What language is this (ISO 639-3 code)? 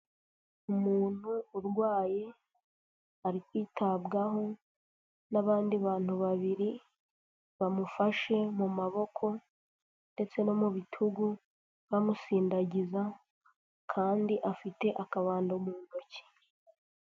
kin